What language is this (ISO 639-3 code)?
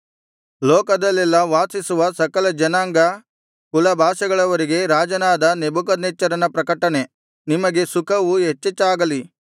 kan